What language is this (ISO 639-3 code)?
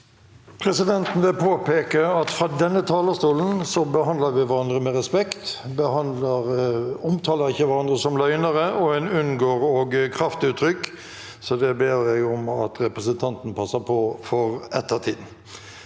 nor